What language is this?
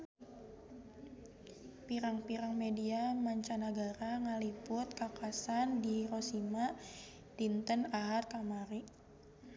Sundanese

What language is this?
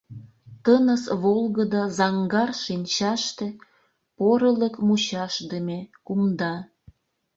Mari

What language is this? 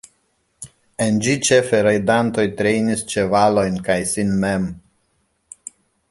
Esperanto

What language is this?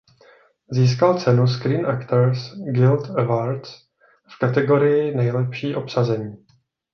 Czech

